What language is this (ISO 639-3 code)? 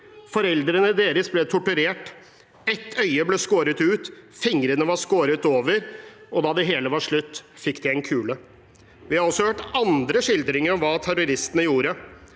nor